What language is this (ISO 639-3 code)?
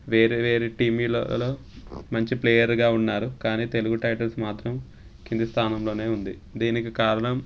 tel